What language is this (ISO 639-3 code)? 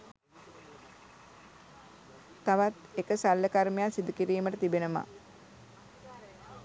sin